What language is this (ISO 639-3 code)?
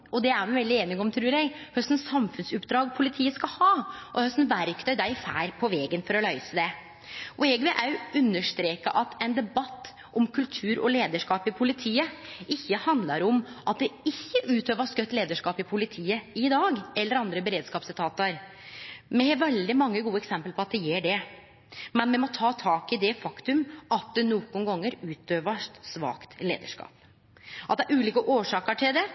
nno